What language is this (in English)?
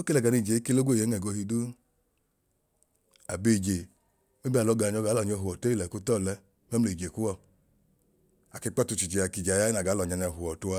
Idoma